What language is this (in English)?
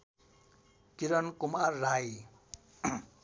Nepali